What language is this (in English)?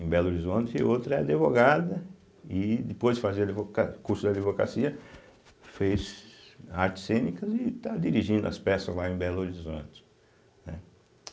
Portuguese